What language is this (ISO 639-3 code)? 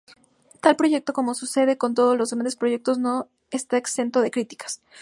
spa